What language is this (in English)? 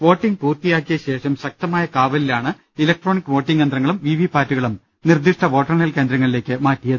Malayalam